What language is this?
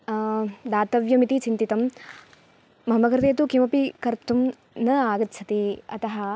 Sanskrit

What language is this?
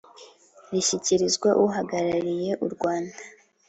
Kinyarwanda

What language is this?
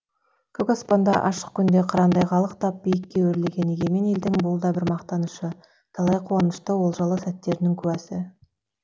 Kazakh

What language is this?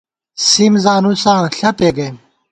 Gawar-Bati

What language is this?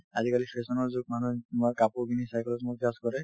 Assamese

